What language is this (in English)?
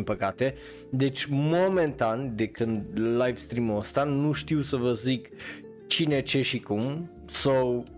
Romanian